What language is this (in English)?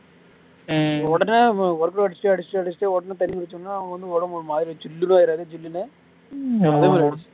Tamil